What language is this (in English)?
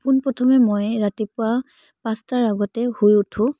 Assamese